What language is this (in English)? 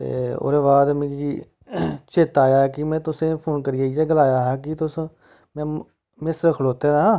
Dogri